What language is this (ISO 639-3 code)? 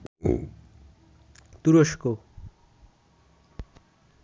ben